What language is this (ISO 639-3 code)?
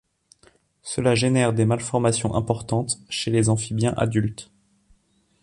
fra